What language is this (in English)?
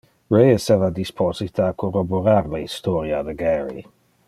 Interlingua